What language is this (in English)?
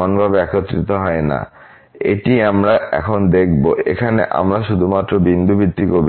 Bangla